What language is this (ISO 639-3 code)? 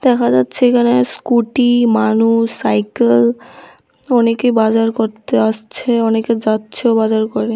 ben